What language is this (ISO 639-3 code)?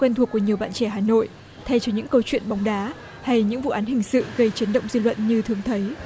vie